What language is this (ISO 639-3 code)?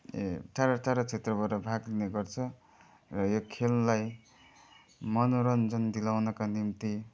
nep